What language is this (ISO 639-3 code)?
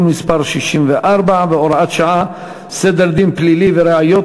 heb